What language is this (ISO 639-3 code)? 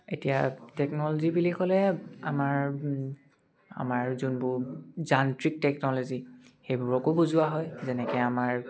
asm